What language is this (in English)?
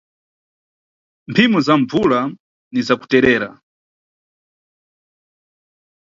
Nyungwe